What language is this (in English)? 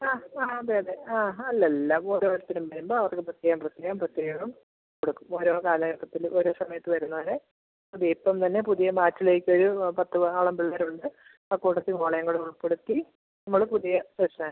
Malayalam